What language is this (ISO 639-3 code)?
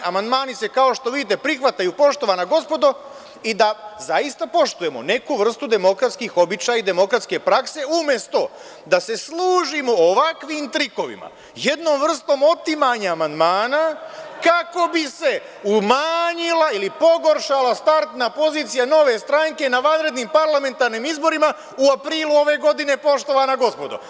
srp